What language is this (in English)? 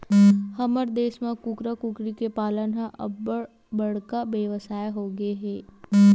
Chhattisgarhi